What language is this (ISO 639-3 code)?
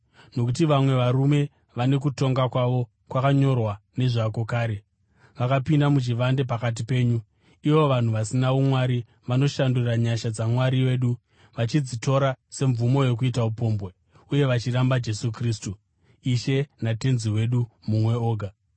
sna